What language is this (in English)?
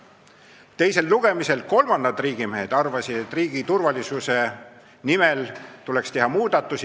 Estonian